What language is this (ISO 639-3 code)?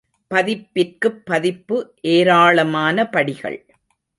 tam